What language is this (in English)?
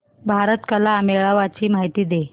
Marathi